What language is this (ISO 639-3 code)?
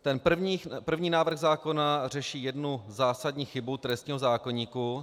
ces